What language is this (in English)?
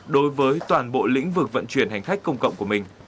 Vietnamese